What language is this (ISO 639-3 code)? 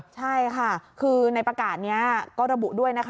tha